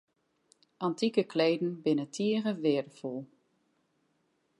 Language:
Western Frisian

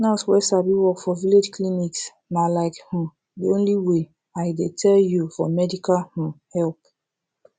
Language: Nigerian Pidgin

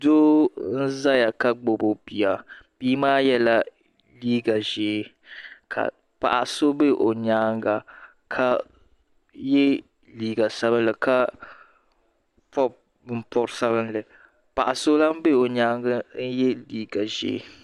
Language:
Dagbani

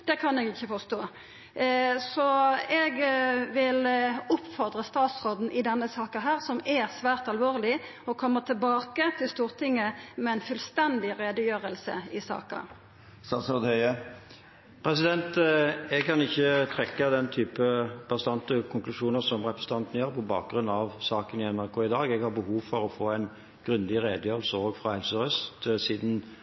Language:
Norwegian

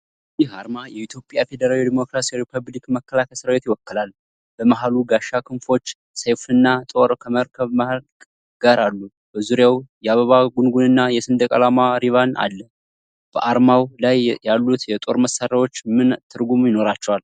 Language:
Amharic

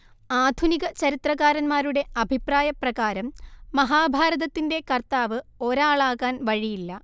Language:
Malayalam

